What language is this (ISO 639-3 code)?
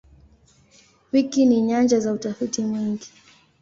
swa